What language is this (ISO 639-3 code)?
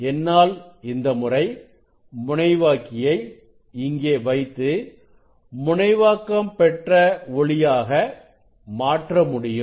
tam